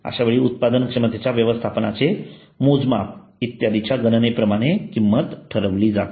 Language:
Marathi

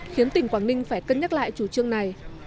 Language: Vietnamese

